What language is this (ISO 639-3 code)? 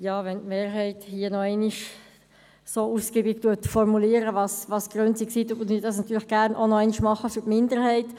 gsw